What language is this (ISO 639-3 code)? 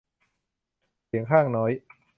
tha